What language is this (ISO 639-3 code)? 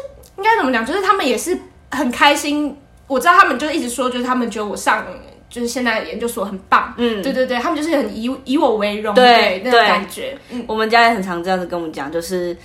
zho